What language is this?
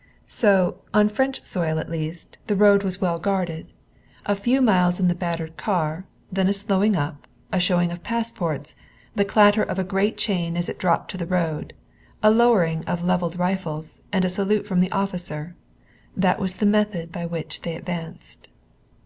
English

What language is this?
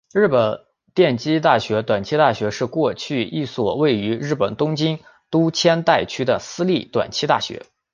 Chinese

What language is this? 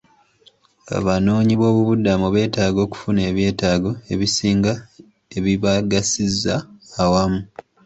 Ganda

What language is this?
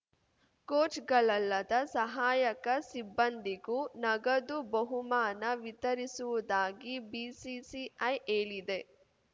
Kannada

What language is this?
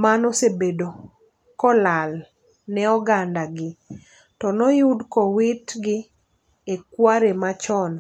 Luo (Kenya and Tanzania)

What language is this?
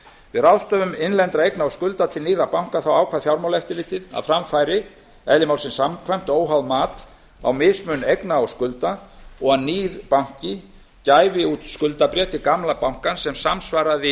Icelandic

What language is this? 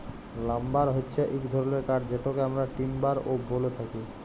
Bangla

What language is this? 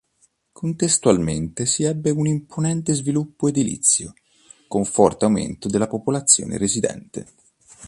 Italian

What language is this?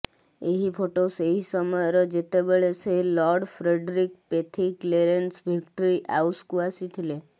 Odia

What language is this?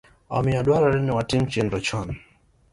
Luo (Kenya and Tanzania)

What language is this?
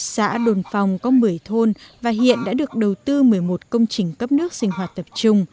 Vietnamese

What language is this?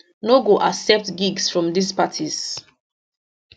Nigerian Pidgin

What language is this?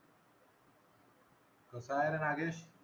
Marathi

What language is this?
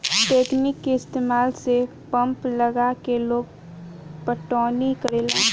Bhojpuri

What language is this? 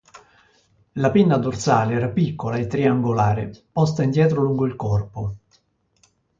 Italian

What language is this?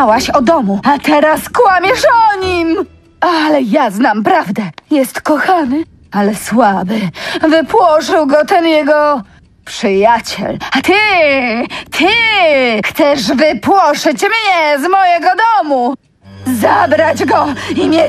Polish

